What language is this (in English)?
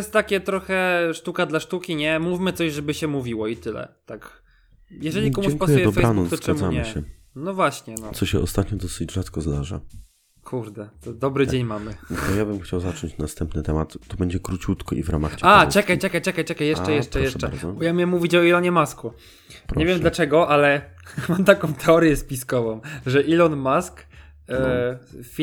Polish